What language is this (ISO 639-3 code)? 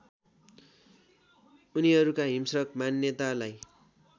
nep